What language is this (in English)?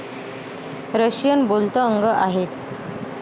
Marathi